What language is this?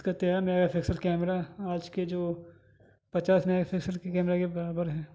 Urdu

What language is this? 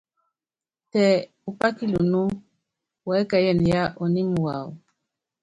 Yangben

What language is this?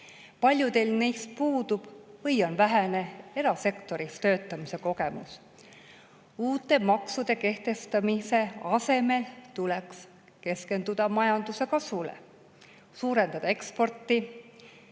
Estonian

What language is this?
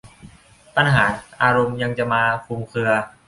Thai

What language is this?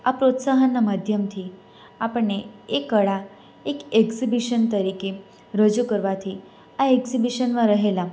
Gujarati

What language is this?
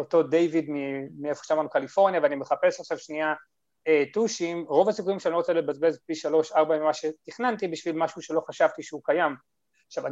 Hebrew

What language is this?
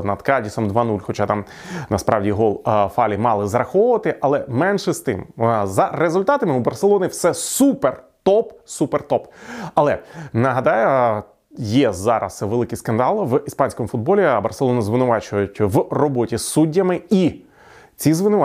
Ukrainian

